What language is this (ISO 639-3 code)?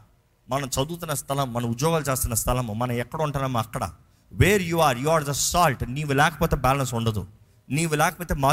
tel